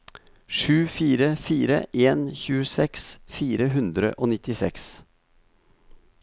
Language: Norwegian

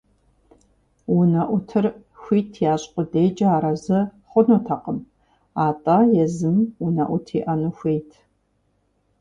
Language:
Kabardian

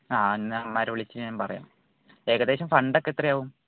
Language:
Malayalam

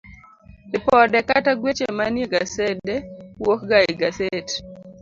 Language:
Luo (Kenya and Tanzania)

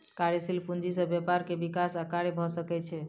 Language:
Maithili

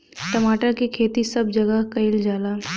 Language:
Bhojpuri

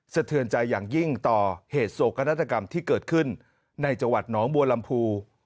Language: Thai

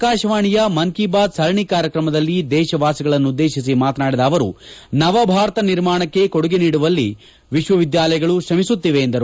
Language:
Kannada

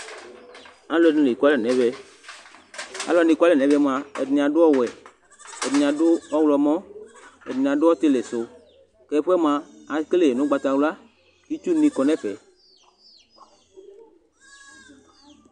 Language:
Ikposo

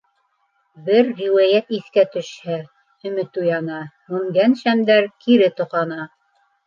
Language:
Bashkir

